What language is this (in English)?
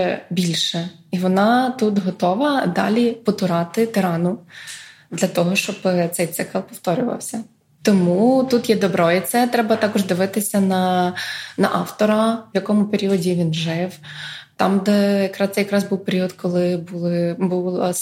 Ukrainian